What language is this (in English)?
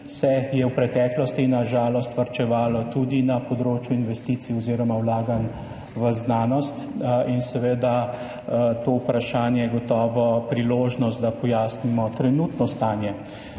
Slovenian